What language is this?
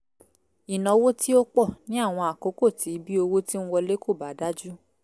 Yoruba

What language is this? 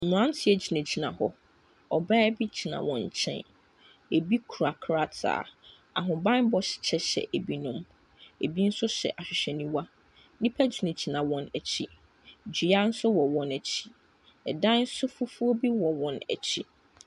Akan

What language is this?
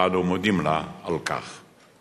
Hebrew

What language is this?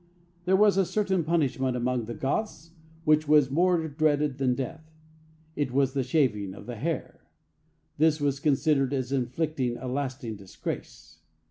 English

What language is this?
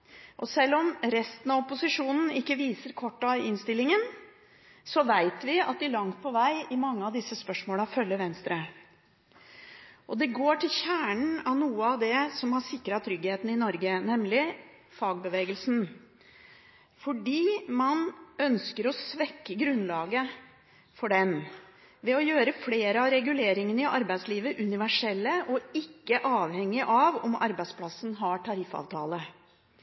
Norwegian Bokmål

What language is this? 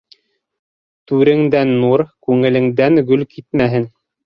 Bashkir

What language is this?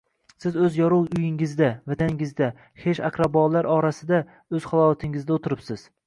Uzbek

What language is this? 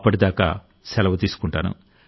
Telugu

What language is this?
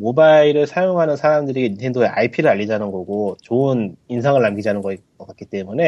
Korean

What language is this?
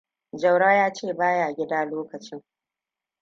Hausa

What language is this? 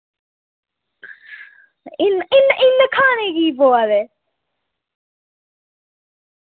Dogri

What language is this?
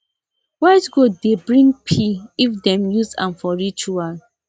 Nigerian Pidgin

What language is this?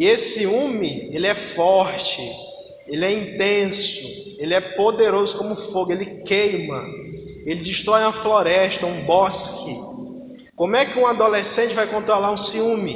Portuguese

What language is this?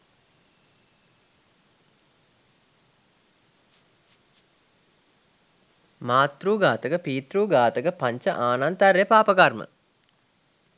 Sinhala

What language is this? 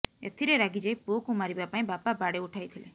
Odia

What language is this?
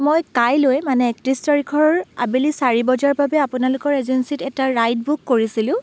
Assamese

